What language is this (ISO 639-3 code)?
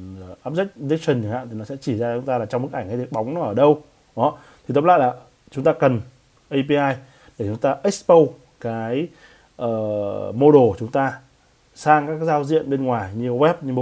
vie